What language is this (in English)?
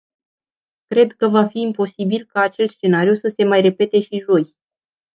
Romanian